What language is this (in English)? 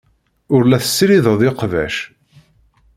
Kabyle